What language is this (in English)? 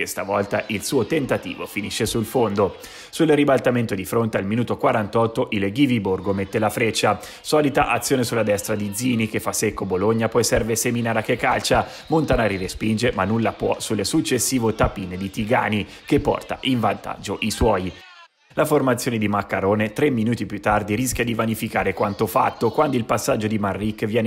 Italian